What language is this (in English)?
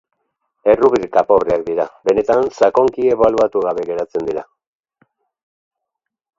Basque